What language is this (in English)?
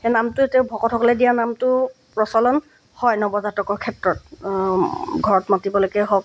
Assamese